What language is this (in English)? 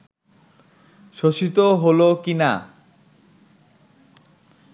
Bangla